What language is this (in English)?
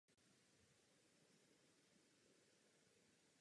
Czech